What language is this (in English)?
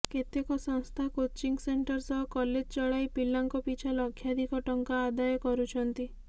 Odia